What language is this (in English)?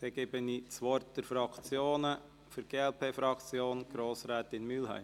Swiss German